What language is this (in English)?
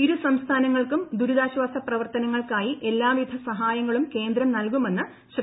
Malayalam